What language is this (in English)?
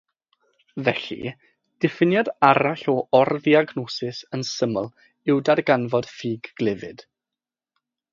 Welsh